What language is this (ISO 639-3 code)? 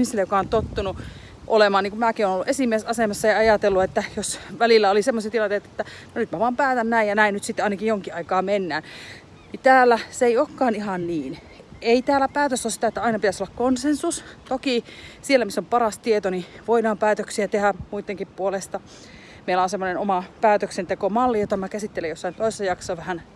fin